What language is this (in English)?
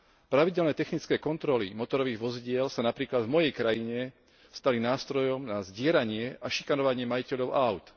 Slovak